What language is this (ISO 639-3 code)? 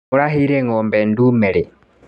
kik